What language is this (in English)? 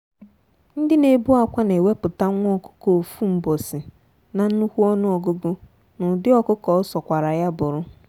Igbo